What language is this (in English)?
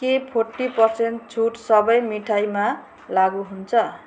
Nepali